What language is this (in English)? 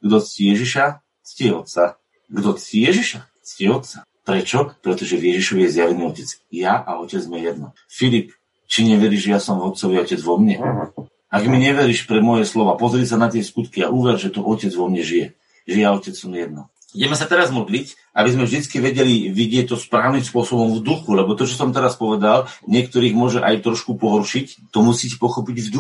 Slovak